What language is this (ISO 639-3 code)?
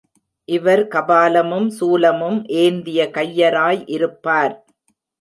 tam